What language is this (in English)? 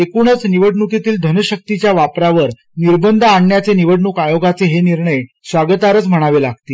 Marathi